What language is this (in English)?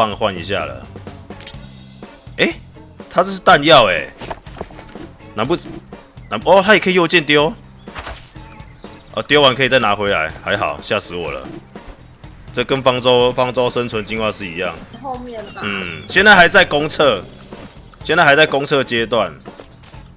Chinese